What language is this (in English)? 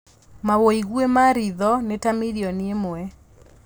Kikuyu